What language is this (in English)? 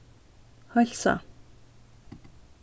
Faroese